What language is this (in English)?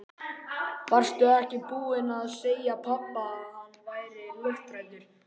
Icelandic